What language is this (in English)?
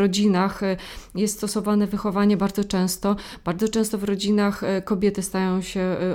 Polish